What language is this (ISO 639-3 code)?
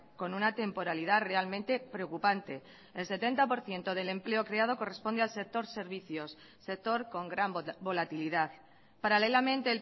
spa